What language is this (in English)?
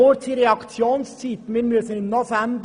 Swiss German